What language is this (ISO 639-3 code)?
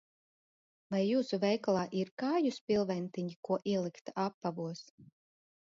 lav